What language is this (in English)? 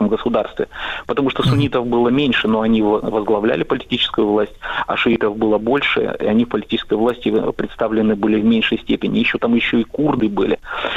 Russian